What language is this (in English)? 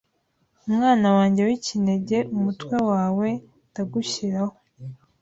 Kinyarwanda